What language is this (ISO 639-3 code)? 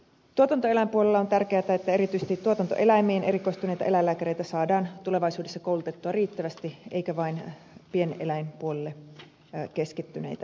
fin